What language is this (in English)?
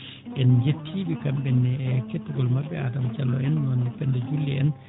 Fula